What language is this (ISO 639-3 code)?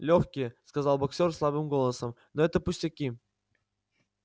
rus